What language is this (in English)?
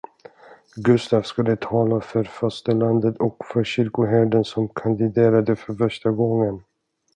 Swedish